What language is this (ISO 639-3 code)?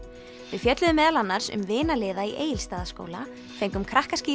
isl